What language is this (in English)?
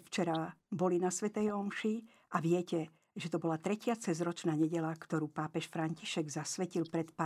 Slovak